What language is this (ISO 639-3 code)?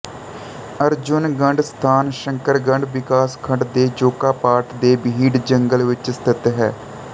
pan